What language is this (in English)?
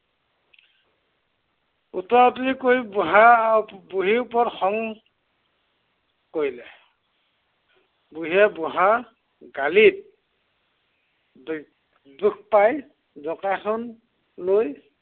Assamese